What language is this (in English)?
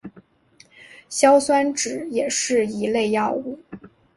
Chinese